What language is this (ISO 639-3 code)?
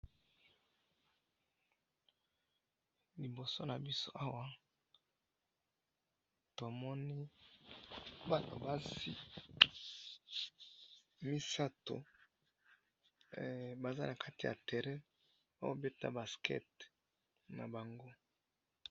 lin